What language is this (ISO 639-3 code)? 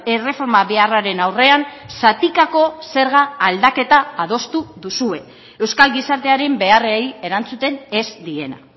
eus